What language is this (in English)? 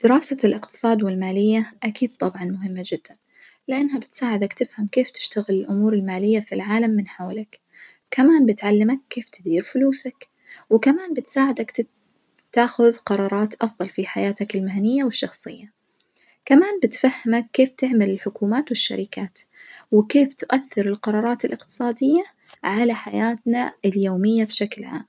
Najdi Arabic